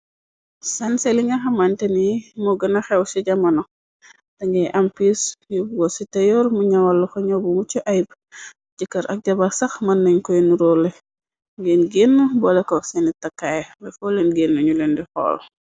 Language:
Wolof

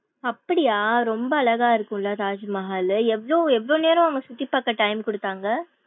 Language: Tamil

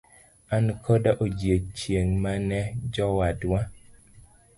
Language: Luo (Kenya and Tanzania)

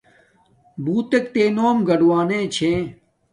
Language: Domaaki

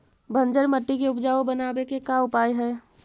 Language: Magahi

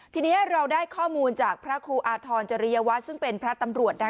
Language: Thai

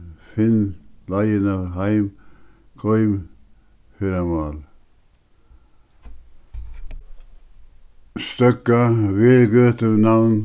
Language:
Faroese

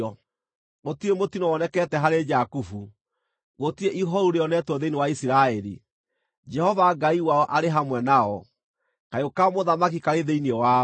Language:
Kikuyu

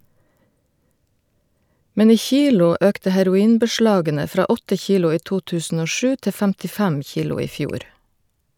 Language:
Norwegian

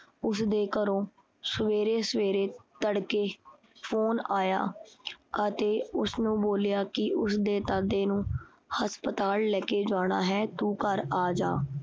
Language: Punjabi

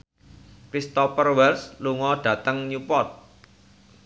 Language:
Javanese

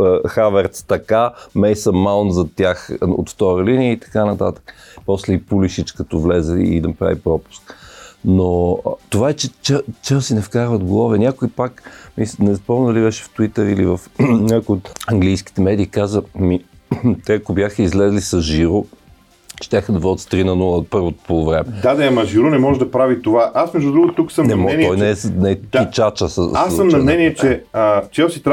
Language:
Bulgarian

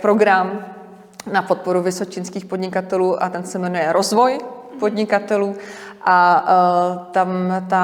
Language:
Czech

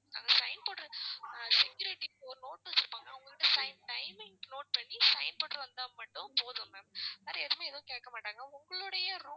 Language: Tamil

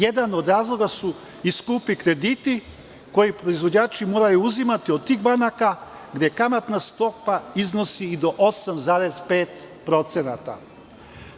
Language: Serbian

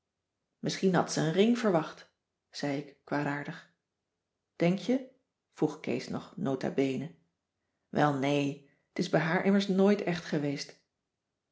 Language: Dutch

